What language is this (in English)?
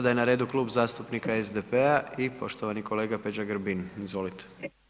Croatian